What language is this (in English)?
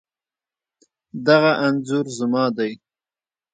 Pashto